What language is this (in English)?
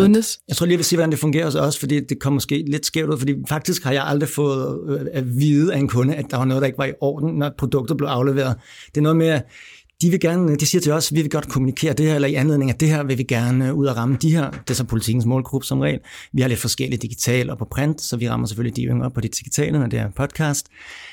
Danish